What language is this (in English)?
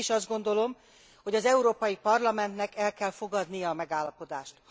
Hungarian